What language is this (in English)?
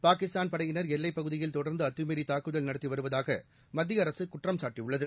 Tamil